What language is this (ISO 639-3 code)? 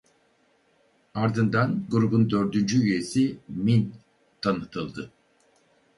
tur